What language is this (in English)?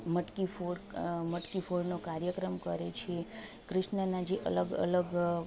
Gujarati